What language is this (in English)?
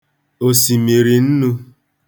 Igbo